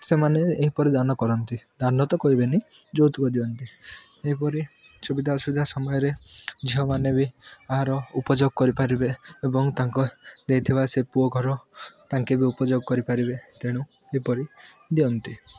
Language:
Odia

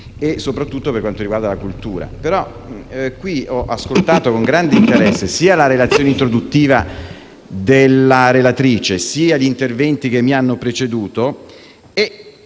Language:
Italian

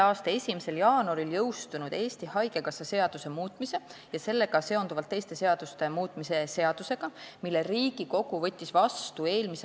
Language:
Estonian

